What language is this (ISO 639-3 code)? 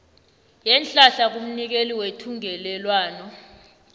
nbl